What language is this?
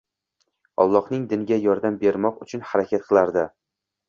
Uzbek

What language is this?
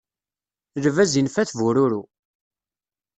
Kabyle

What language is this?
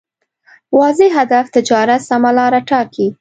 Pashto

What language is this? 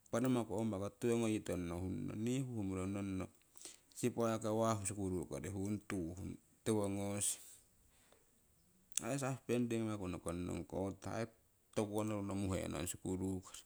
Siwai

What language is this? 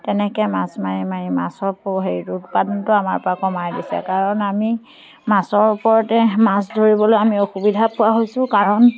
Assamese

